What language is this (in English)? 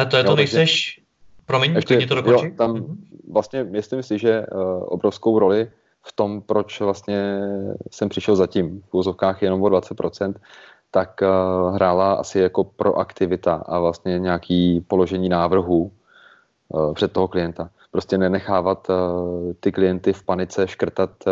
Czech